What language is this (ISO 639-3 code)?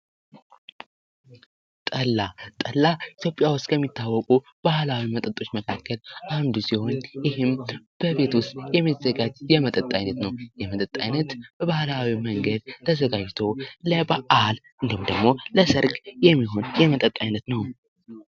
amh